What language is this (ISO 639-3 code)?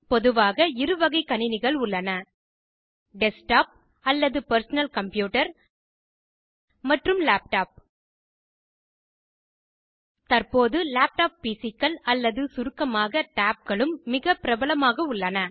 tam